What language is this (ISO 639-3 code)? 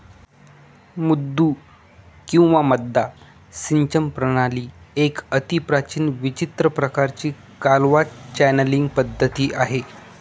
mar